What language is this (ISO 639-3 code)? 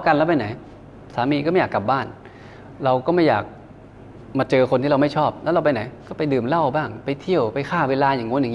tha